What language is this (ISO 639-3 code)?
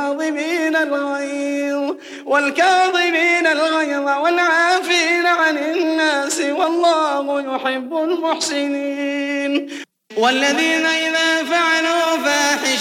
ara